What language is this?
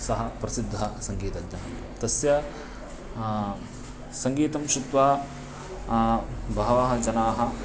Sanskrit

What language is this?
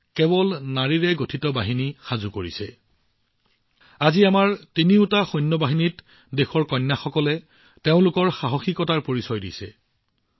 Assamese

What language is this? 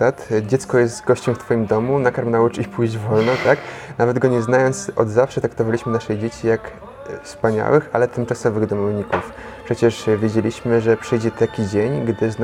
Polish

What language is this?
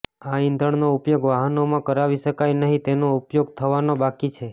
Gujarati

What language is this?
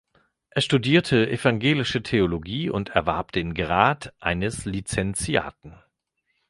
German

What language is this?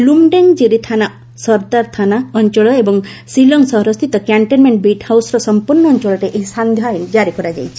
Odia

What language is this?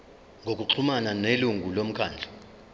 Zulu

